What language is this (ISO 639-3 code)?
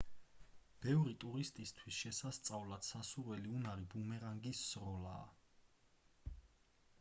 kat